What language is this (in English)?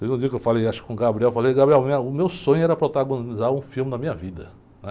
Portuguese